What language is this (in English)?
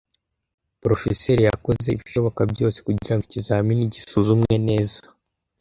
Kinyarwanda